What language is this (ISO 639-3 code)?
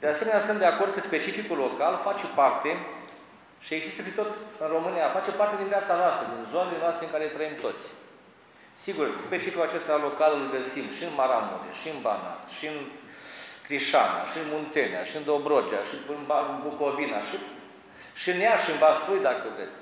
ron